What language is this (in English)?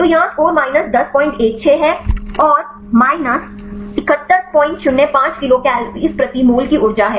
Hindi